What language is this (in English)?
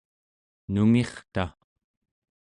Central Yupik